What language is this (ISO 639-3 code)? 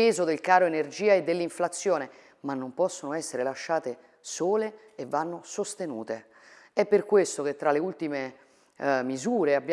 ita